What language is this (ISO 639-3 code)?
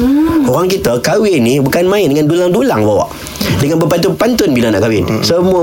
msa